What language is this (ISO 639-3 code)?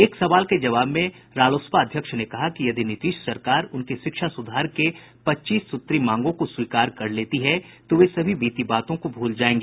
hin